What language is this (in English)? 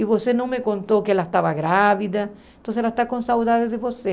Portuguese